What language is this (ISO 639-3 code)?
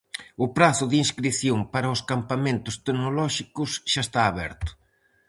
glg